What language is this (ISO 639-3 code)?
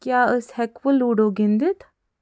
kas